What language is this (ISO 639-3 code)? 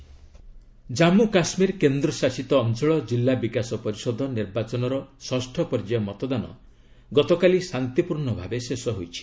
ori